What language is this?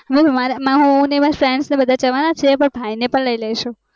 Gujarati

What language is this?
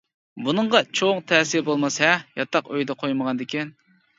Uyghur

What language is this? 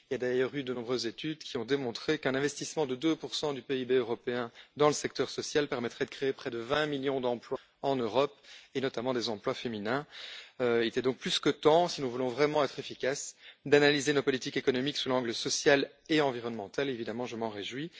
French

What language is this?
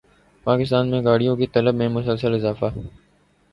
Urdu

